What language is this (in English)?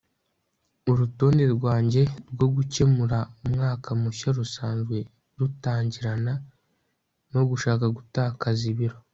Kinyarwanda